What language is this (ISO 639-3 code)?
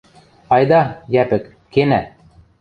mrj